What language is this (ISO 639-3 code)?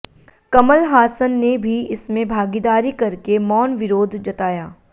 hin